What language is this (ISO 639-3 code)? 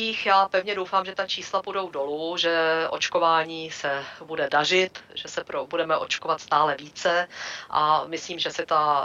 ces